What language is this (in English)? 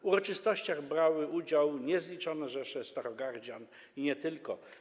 Polish